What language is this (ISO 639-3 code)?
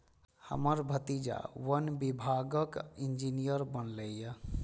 mai